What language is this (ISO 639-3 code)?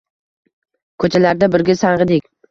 uzb